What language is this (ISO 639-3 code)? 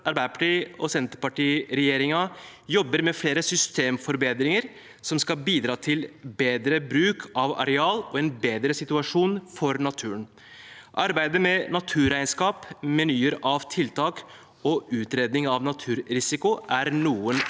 nor